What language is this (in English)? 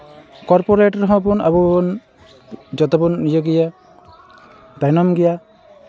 Santali